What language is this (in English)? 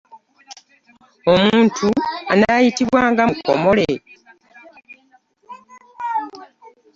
Ganda